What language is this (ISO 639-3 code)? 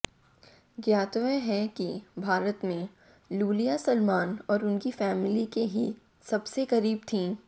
hin